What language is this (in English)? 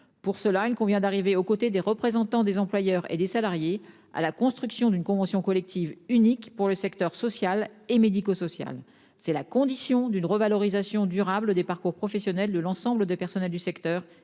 French